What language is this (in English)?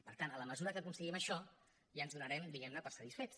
Catalan